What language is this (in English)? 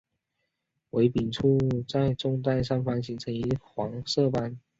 Chinese